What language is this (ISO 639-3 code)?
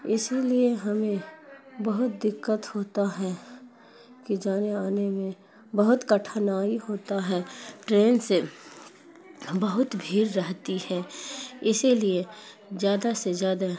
urd